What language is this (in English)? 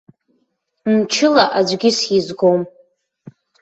Abkhazian